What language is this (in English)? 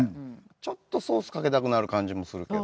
Japanese